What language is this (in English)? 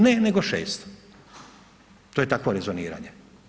Croatian